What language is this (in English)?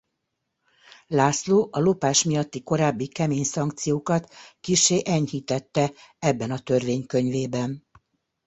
Hungarian